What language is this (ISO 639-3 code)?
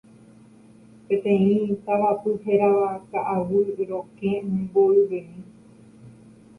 grn